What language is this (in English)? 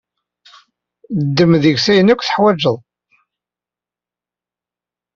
Kabyle